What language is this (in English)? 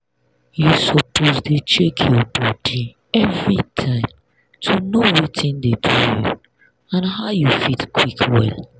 Nigerian Pidgin